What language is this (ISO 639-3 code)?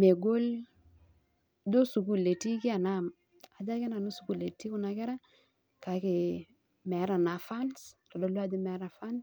mas